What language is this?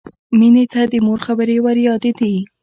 Pashto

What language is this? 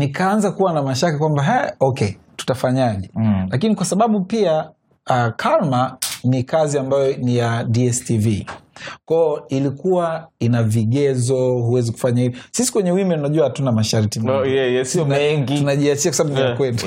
Swahili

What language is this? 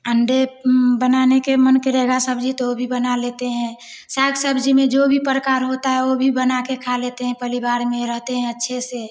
Hindi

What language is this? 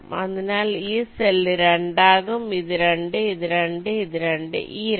Malayalam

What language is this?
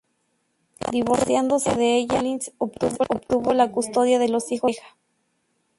Spanish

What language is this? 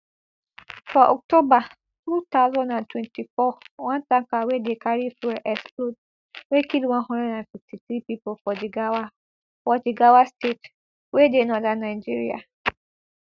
Nigerian Pidgin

